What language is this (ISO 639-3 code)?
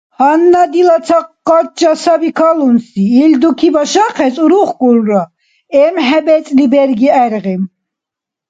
dar